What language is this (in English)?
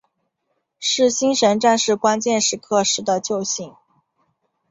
Chinese